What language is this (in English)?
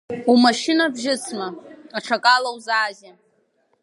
Abkhazian